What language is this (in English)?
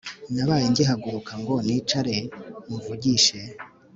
Kinyarwanda